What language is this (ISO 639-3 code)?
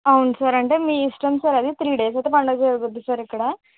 tel